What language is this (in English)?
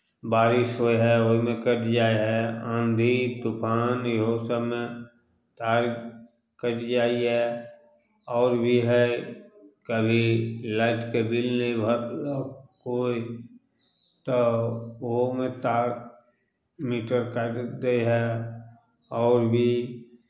Maithili